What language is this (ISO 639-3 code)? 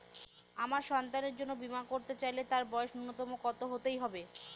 ben